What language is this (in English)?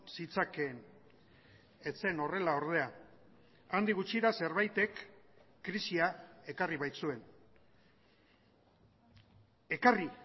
Basque